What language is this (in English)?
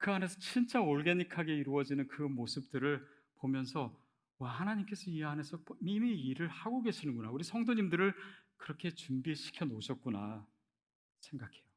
Korean